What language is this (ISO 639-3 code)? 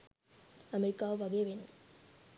sin